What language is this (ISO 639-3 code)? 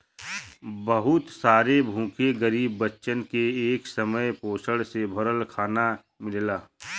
bho